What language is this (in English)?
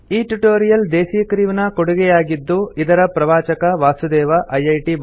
Kannada